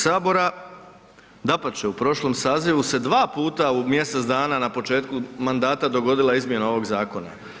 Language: Croatian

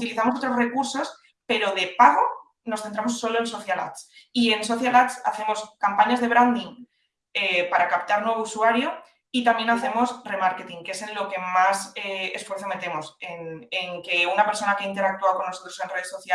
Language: Spanish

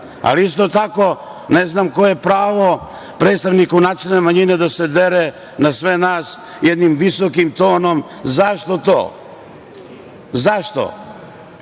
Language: Serbian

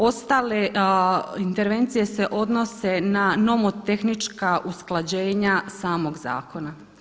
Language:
Croatian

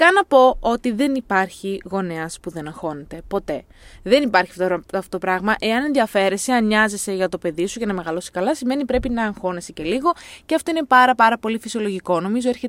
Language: Greek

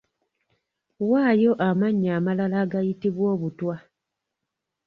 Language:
Ganda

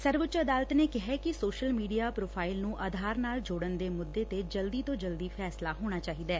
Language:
Punjabi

